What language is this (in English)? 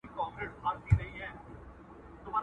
Pashto